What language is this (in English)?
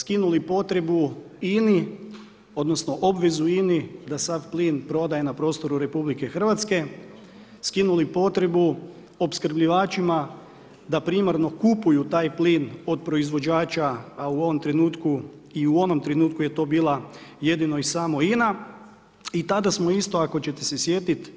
Croatian